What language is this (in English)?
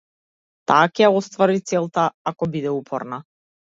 Macedonian